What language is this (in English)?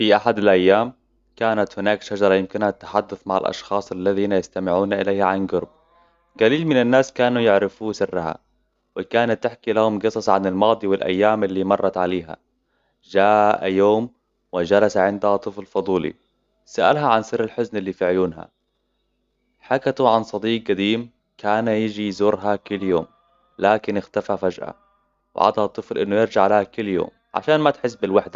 Hijazi Arabic